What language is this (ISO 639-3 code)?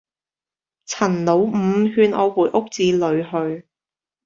yue